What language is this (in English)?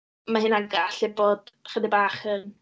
Welsh